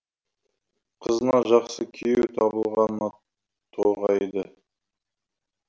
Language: Kazakh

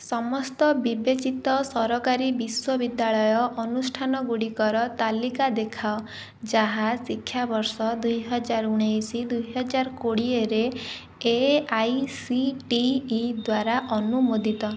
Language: Odia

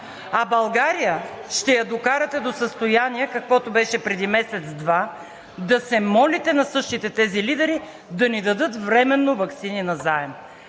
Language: Bulgarian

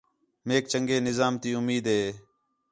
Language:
Khetrani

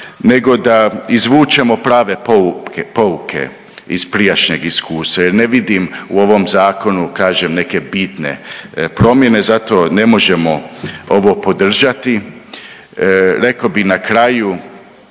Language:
Croatian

